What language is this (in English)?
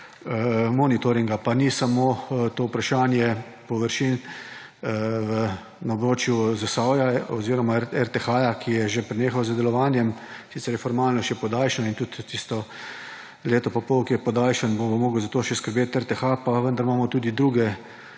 Slovenian